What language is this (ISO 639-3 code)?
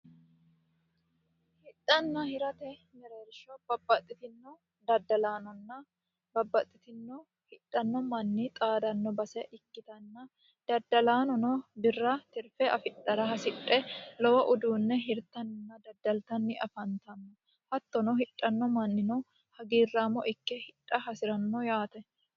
sid